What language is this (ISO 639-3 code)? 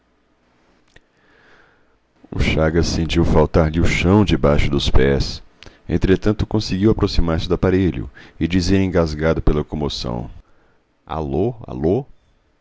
por